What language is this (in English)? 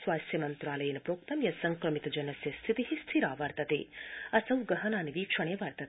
Sanskrit